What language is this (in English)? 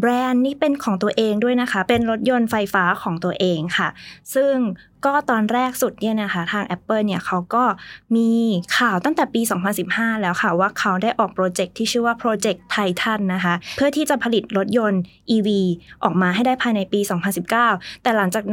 Thai